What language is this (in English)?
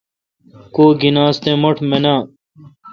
Kalkoti